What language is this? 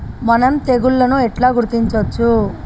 Telugu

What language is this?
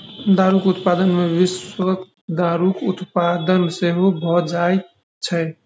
Maithili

